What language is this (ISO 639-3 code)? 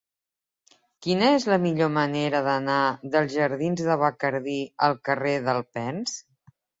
cat